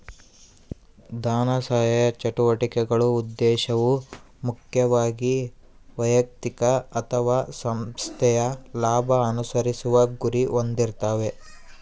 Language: Kannada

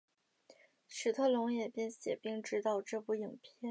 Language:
Chinese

